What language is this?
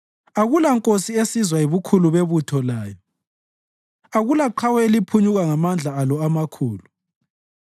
North Ndebele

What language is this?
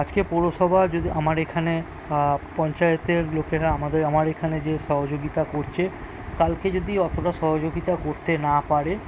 Bangla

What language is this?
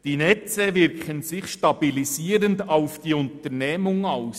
Swiss German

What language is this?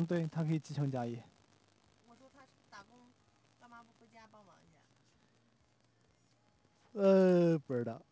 Chinese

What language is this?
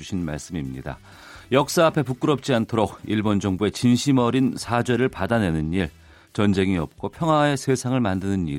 Korean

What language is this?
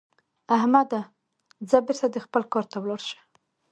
Pashto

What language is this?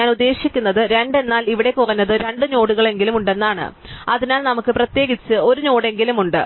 Malayalam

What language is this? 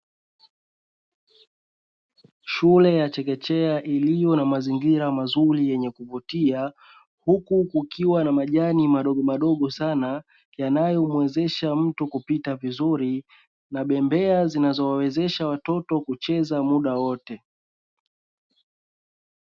Swahili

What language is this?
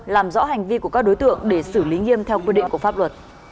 Vietnamese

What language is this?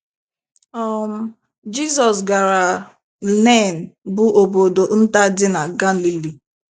Igbo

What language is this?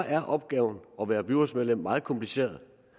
Danish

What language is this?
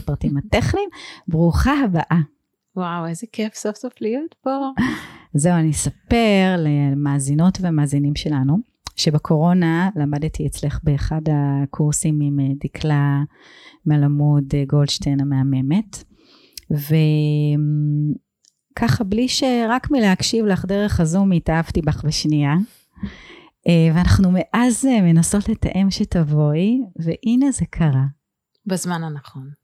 Hebrew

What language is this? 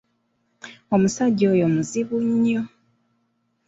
Ganda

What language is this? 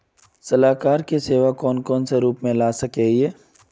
Magahi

